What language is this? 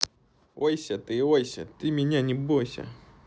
Russian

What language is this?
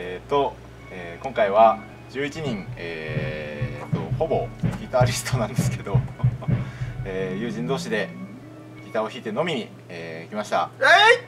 Japanese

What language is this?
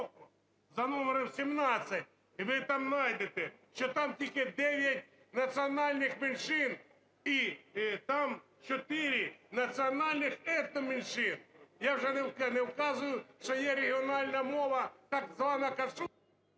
Ukrainian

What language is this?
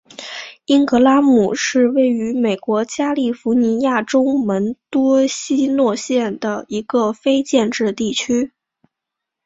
Chinese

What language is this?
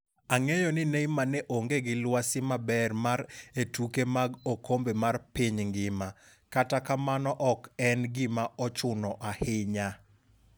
Luo (Kenya and Tanzania)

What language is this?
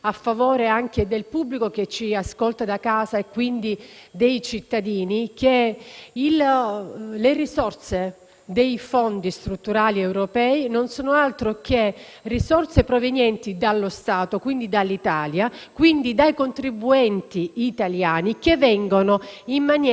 Italian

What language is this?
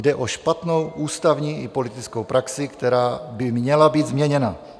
Czech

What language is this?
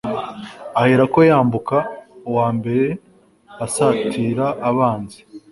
Kinyarwanda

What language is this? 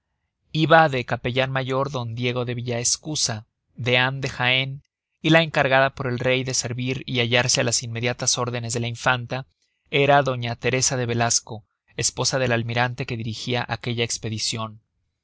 Spanish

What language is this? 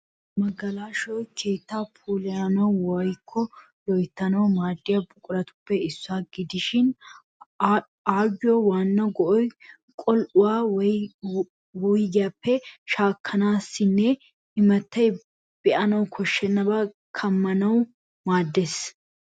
Wolaytta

